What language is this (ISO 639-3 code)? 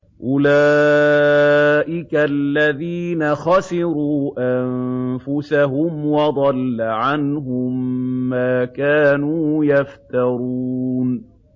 ara